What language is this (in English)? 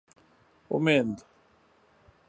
Pashto